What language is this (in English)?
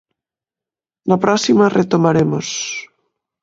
Galician